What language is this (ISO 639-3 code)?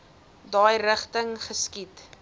afr